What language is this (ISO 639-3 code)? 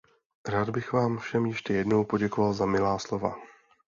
ces